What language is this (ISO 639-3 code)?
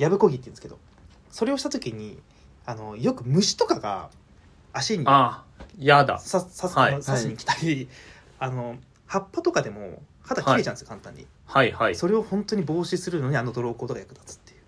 jpn